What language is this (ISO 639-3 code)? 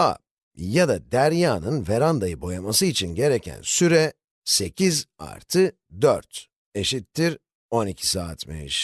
tur